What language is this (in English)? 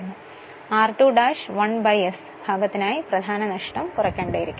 Malayalam